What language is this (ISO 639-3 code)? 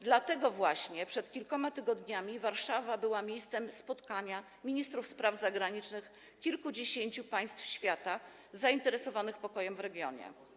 pol